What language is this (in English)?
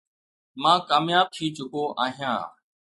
Sindhi